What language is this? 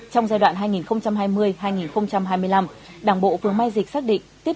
Vietnamese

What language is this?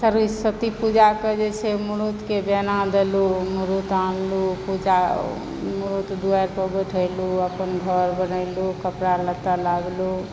Maithili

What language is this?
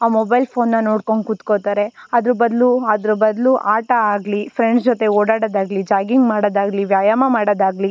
Kannada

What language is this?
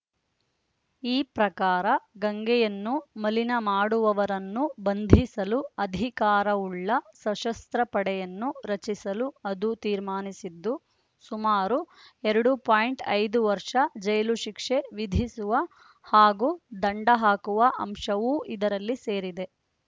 Kannada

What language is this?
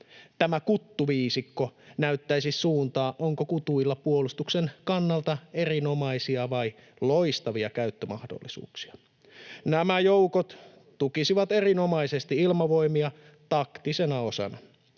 Finnish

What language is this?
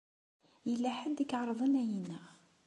Kabyle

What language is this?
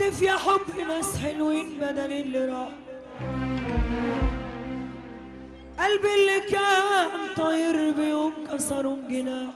Arabic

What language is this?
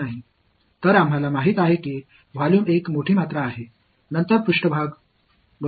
Tamil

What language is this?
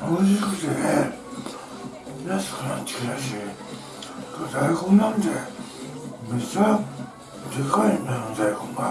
Japanese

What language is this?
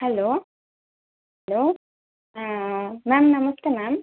Kannada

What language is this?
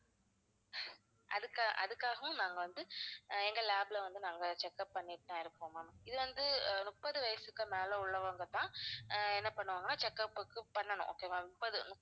Tamil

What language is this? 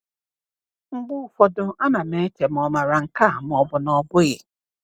Igbo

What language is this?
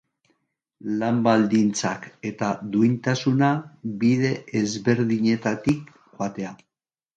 Basque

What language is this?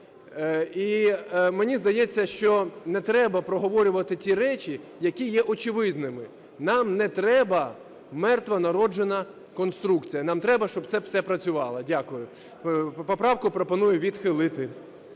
Ukrainian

